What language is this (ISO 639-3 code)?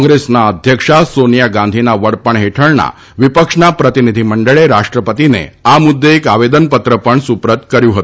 guj